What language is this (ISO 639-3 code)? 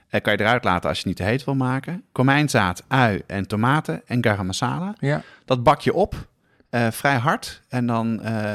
nld